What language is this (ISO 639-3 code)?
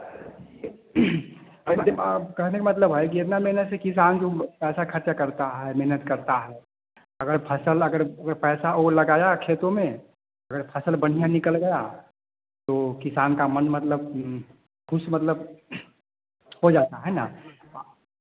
hin